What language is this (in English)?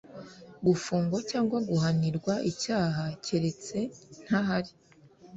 Kinyarwanda